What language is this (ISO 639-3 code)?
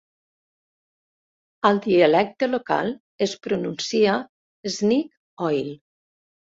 cat